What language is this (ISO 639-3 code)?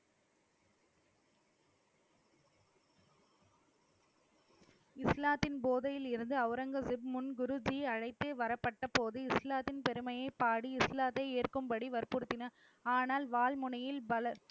tam